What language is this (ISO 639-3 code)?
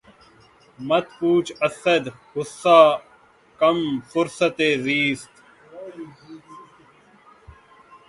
urd